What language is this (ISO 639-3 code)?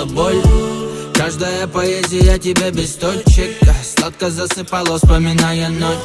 rus